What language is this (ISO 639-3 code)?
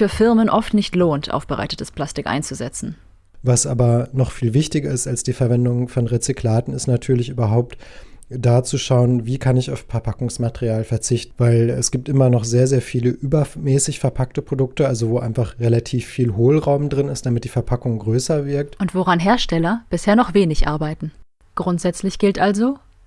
deu